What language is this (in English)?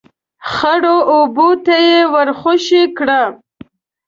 Pashto